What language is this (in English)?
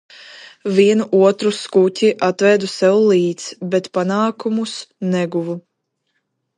Latvian